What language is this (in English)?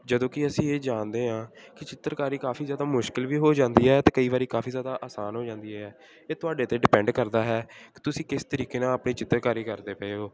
Punjabi